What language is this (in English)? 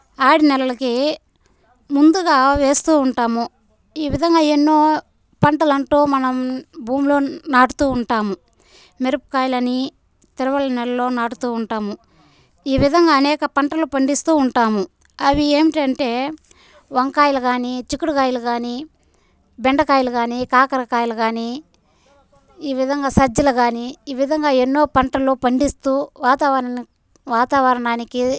Telugu